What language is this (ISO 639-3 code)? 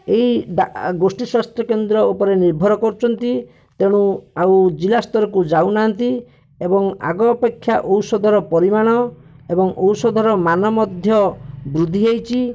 ori